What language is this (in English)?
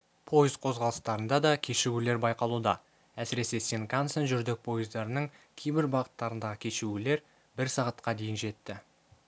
Kazakh